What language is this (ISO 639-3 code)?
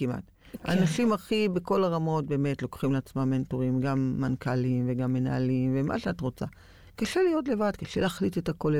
heb